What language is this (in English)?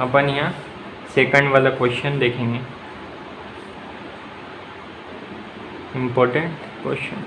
Hindi